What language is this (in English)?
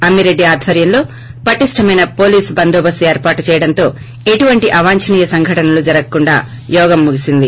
Telugu